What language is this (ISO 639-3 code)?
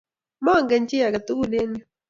kln